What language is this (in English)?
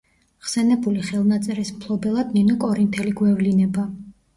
Georgian